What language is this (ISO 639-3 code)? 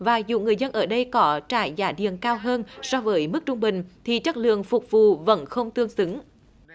vie